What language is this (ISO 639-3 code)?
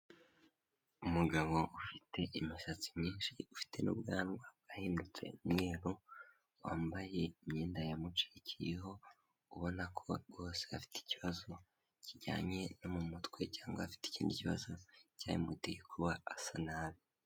kin